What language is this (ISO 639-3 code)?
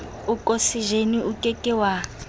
sot